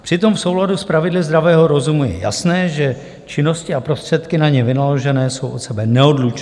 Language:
Czech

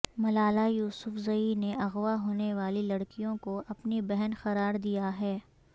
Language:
Urdu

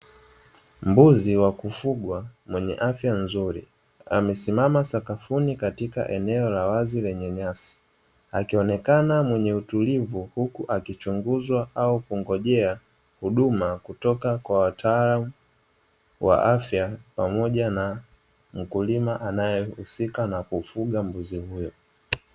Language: Swahili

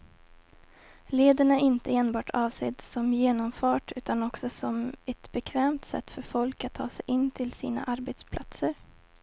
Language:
Swedish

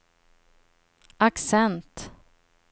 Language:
Swedish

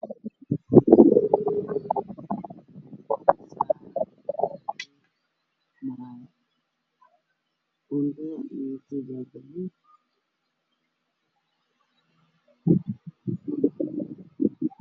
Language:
Somali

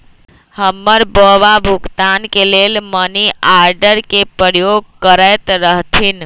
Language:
Magahi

